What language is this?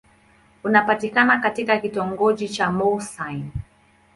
Swahili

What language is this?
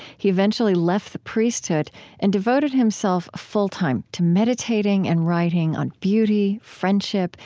English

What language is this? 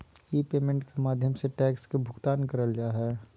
Magahi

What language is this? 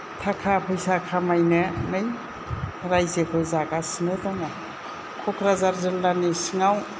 Bodo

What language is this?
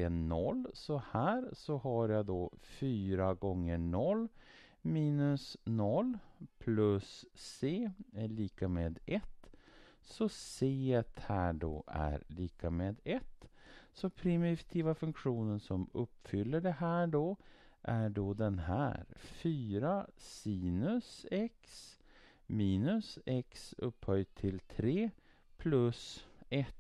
Swedish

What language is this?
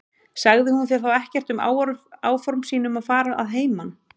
Icelandic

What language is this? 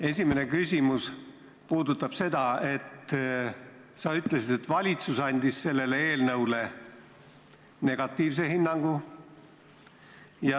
Estonian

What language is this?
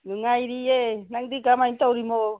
Manipuri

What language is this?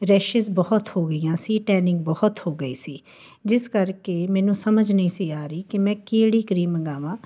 Punjabi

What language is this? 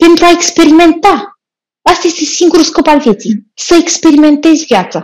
Romanian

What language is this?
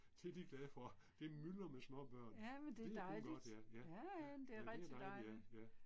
Danish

